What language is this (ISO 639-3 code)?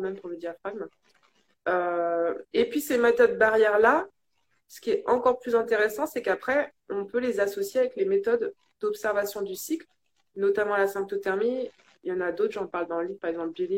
fra